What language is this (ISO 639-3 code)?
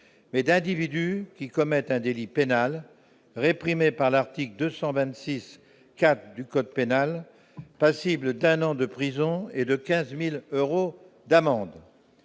fra